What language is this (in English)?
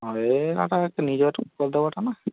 Odia